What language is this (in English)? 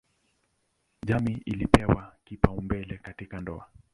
Swahili